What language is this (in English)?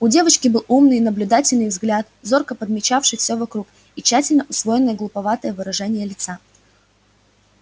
Russian